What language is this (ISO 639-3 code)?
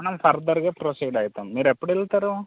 tel